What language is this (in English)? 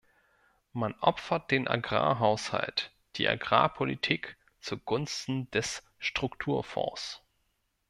German